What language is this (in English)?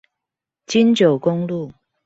Chinese